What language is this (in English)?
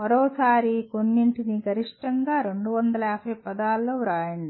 Telugu